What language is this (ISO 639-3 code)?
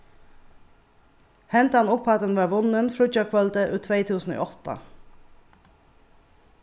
fao